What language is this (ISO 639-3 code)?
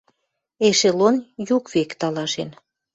mrj